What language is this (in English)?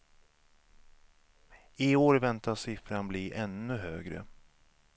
Swedish